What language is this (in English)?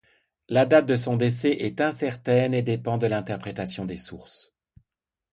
French